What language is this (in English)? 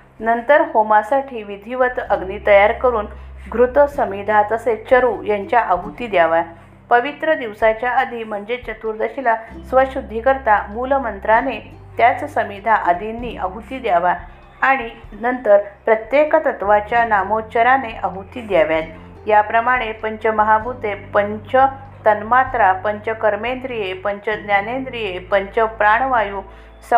Marathi